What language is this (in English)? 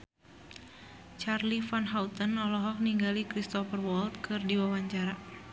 Sundanese